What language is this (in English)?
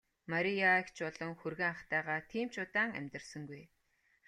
Mongolian